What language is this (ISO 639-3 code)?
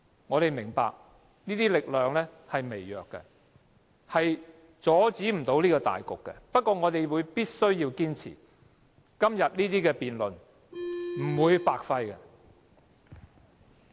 yue